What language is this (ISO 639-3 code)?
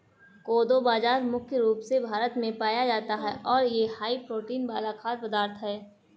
hin